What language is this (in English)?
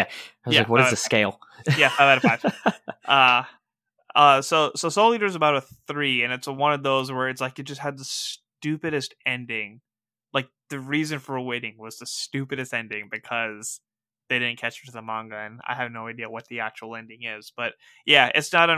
English